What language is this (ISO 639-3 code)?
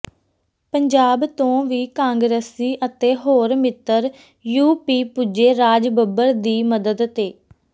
pan